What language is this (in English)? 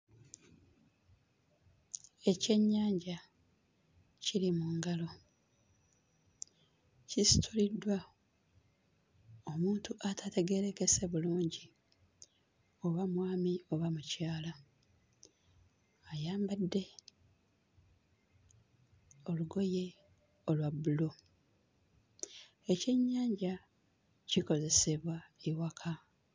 Ganda